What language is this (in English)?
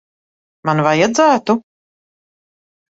Latvian